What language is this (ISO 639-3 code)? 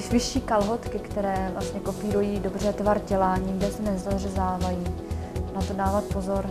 ces